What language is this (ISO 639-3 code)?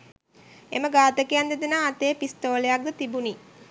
sin